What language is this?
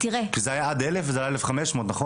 Hebrew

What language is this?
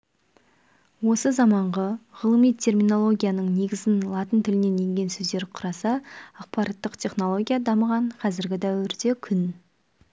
Kazakh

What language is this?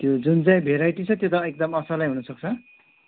Nepali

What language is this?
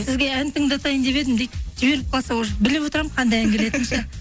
Kazakh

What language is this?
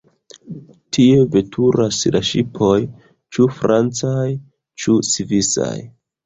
Esperanto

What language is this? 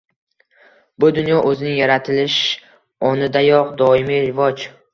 Uzbek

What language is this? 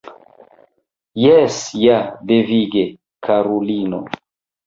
Esperanto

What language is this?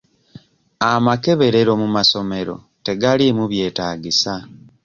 Ganda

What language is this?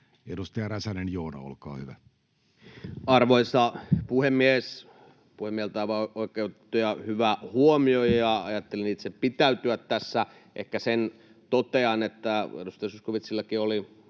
Finnish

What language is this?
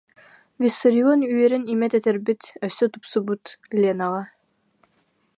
Yakut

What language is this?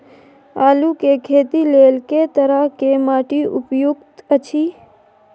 Maithili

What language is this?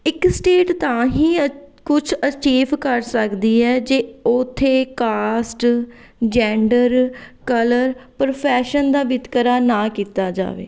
Punjabi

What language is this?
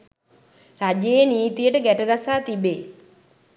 Sinhala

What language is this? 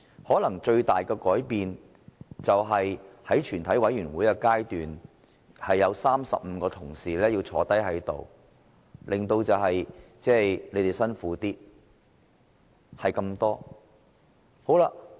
Cantonese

